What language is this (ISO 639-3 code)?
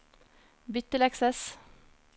nor